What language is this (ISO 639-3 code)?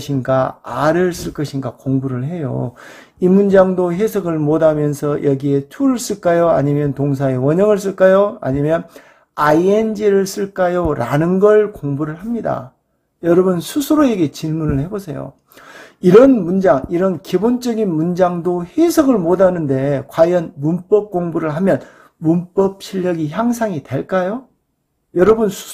kor